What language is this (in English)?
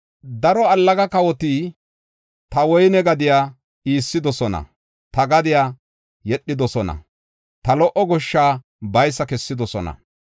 Gofa